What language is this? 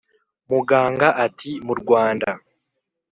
Kinyarwanda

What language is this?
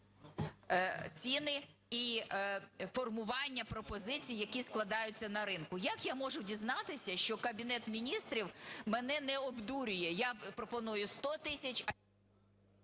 Ukrainian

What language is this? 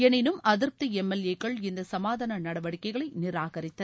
Tamil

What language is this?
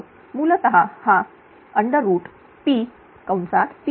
Marathi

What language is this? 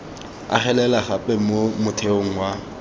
Tswana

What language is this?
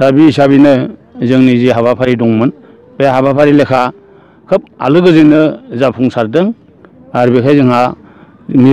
Korean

